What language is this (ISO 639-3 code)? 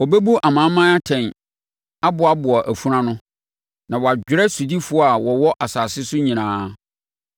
aka